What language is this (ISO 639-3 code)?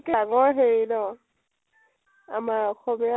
asm